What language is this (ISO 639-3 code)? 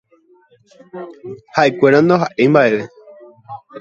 grn